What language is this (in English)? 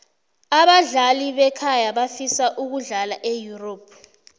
South Ndebele